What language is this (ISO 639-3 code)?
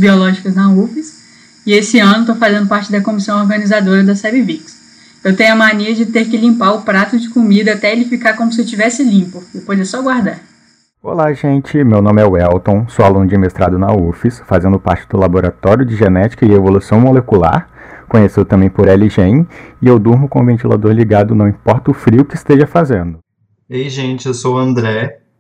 por